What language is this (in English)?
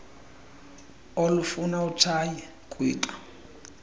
Xhosa